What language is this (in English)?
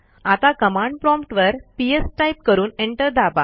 Marathi